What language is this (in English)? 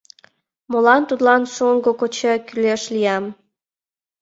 Mari